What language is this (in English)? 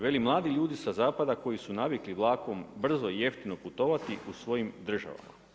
Croatian